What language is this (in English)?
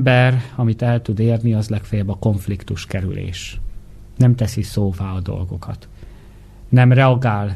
Hungarian